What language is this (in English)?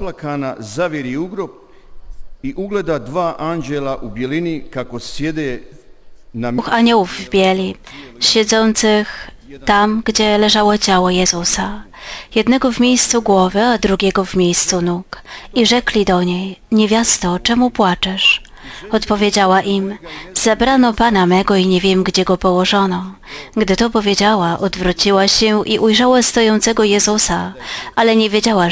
Polish